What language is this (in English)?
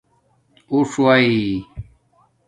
Domaaki